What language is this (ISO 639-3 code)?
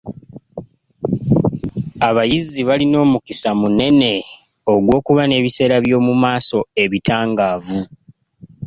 lug